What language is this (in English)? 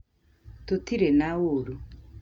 Kikuyu